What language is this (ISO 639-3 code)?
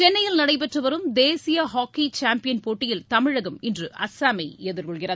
tam